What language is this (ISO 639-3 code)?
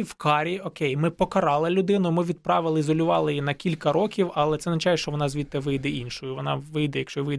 ukr